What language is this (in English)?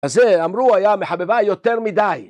Hebrew